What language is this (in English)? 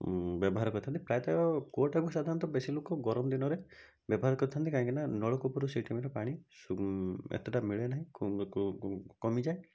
Odia